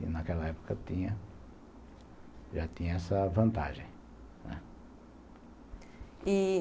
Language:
Portuguese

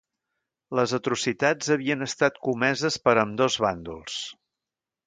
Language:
Catalan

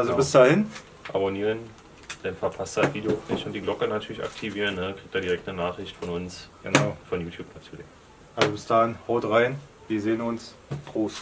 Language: German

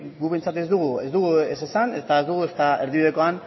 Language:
Basque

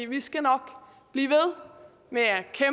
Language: Danish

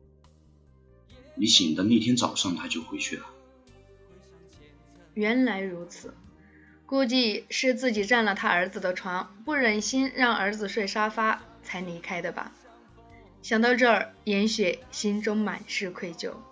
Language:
Chinese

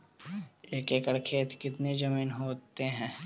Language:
Magahi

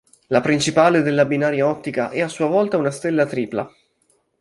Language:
Italian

